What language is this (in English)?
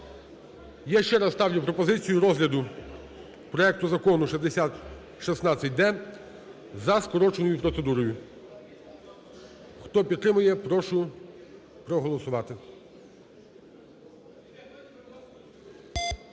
Ukrainian